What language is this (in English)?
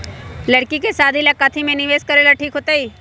Magahi